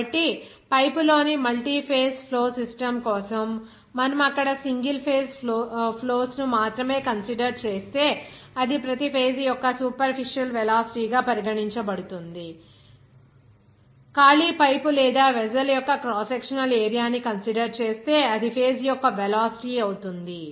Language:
Telugu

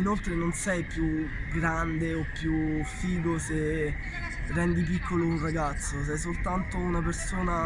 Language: Italian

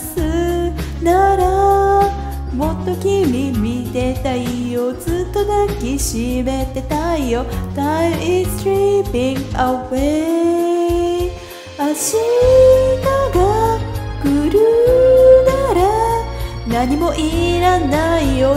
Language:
Japanese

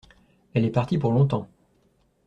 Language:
French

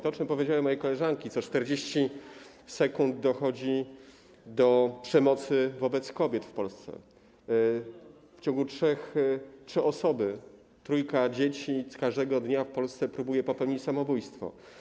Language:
Polish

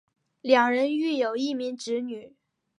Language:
Chinese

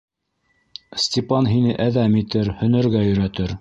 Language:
Bashkir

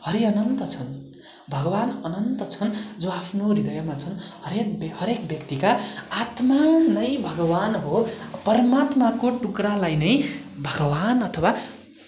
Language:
Nepali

